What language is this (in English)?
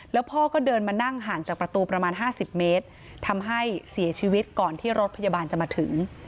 Thai